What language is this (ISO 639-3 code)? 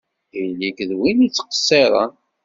kab